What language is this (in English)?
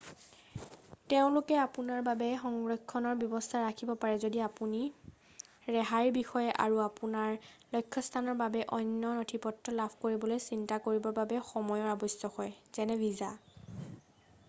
Assamese